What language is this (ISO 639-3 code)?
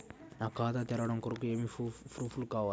tel